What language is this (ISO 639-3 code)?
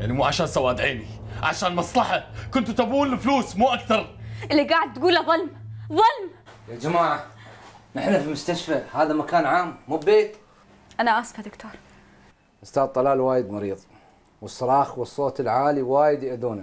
ara